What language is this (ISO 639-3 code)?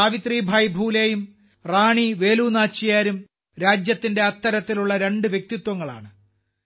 mal